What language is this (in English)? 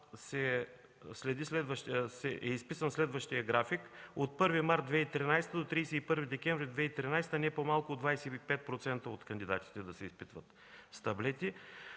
Bulgarian